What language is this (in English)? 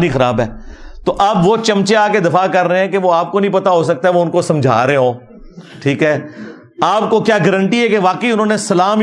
Urdu